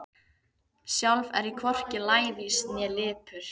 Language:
Icelandic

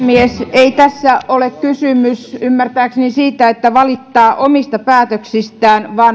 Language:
Finnish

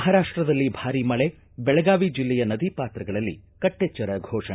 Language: Kannada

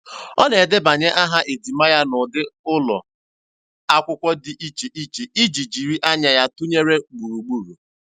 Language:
Igbo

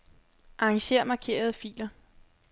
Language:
Danish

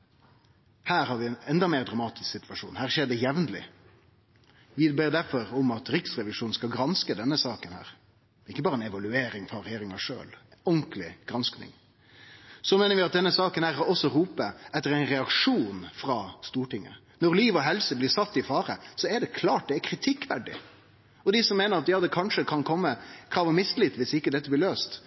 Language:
Norwegian Nynorsk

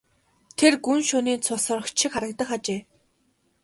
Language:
Mongolian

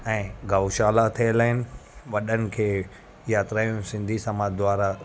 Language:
Sindhi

